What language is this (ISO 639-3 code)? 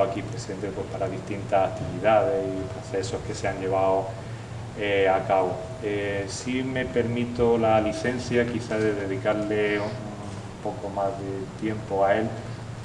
spa